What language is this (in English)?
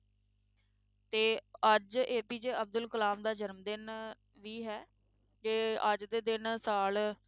Punjabi